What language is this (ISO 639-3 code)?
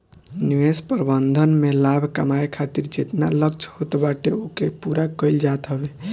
bho